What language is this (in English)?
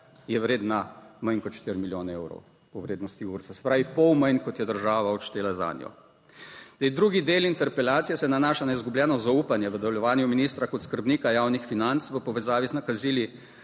Slovenian